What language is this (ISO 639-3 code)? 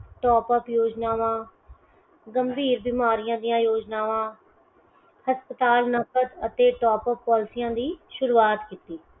pan